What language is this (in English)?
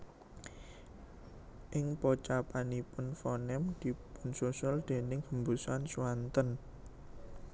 Javanese